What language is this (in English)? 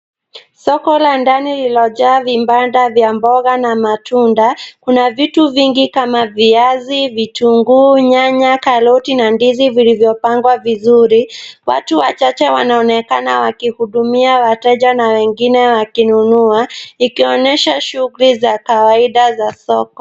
Swahili